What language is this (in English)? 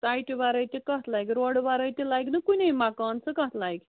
Kashmiri